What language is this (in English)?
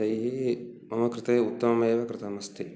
Sanskrit